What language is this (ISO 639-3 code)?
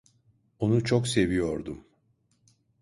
tur